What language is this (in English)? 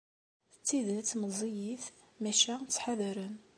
Kabyle